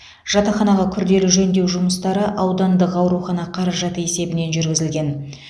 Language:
Kazakh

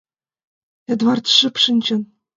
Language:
Mari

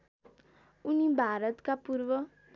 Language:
Nepali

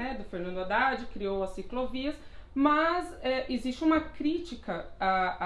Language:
Portuguese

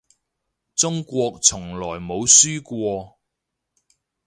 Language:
Cantonese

